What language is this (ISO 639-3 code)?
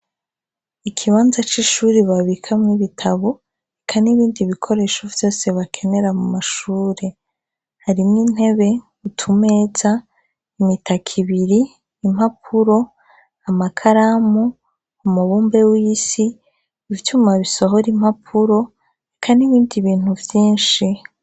run